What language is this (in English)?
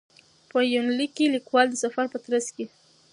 Pashto